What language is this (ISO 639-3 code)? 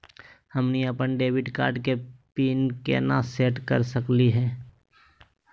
mag